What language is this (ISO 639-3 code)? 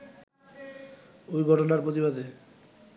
ben